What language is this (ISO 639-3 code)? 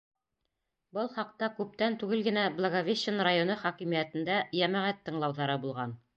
bak